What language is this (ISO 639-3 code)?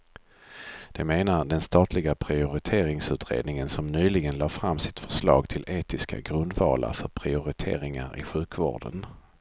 swe